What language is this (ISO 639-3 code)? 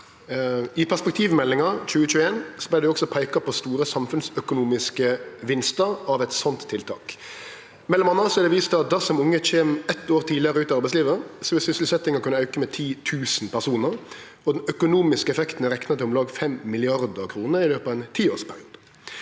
nor